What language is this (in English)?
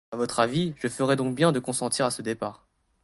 French